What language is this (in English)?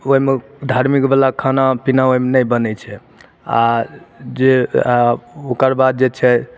Maithili